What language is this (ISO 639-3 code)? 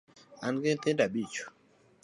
luo